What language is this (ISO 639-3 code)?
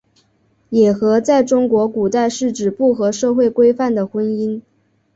zho